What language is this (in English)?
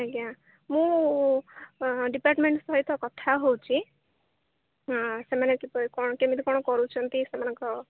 Odia